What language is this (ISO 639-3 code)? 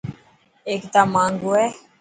mki